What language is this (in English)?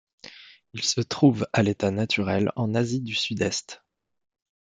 French